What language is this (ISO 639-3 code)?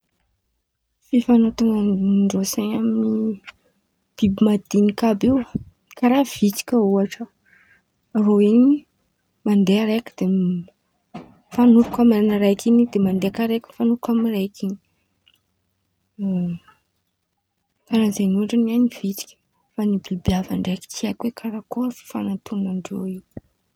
xmv